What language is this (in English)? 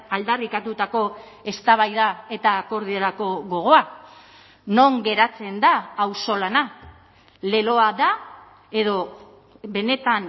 Basque